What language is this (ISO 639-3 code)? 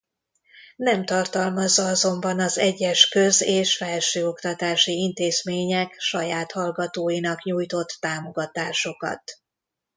hun